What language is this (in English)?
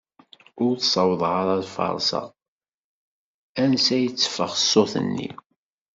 Kabyle